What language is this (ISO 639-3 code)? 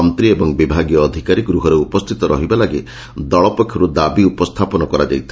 ori